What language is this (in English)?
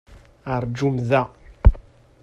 Kabyle